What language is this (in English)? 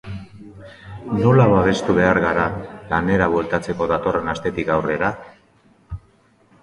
Basque